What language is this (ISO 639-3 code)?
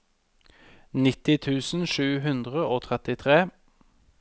nor